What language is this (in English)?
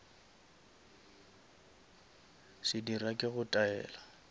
Northern Sotho